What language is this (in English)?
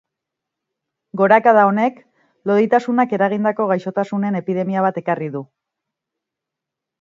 Basque